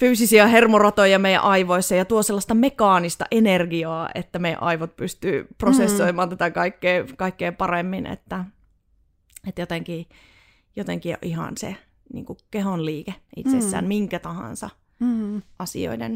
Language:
Finnish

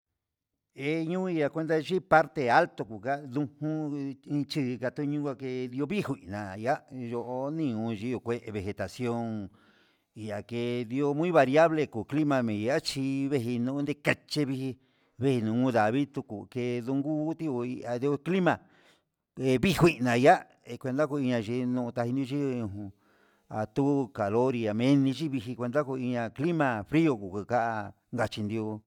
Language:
Huitepec Mixtec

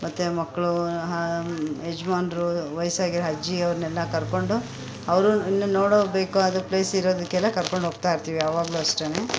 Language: Kannada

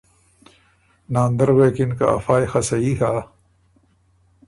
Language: Ormuri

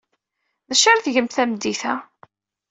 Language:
Kabyle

